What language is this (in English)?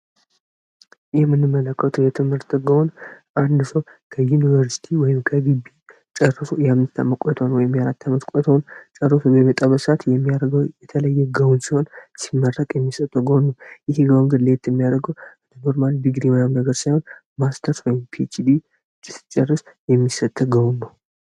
Amharic